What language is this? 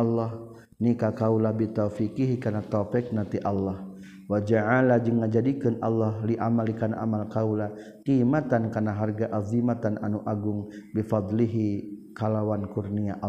Malay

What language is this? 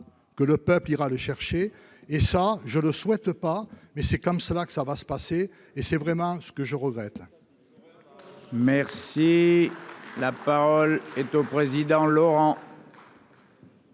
French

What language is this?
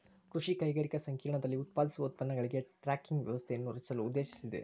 Kannada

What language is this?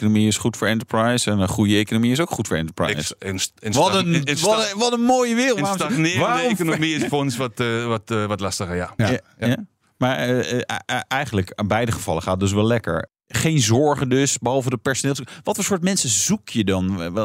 Dutch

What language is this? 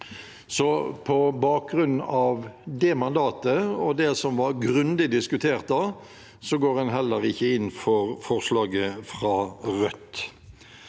Norwegian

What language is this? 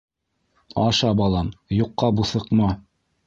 Bashkir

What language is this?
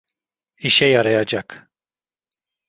Turkish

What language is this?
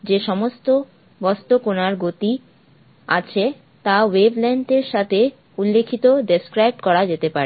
Bangla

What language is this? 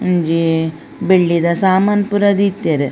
Tulu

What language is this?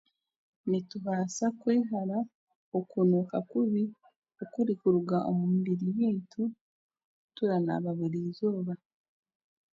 Chiga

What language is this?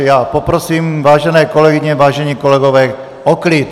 Czech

